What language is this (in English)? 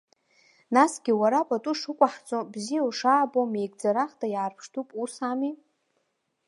Abkhazian